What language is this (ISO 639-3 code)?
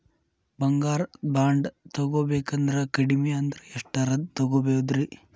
kan